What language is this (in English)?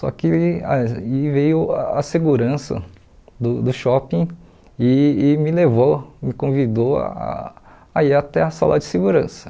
Portuguese